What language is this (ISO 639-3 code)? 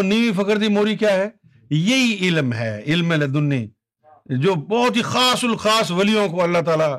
urd